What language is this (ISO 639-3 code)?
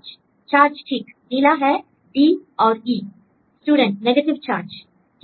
hin